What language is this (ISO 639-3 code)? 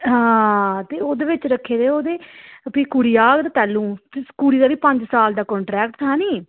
doi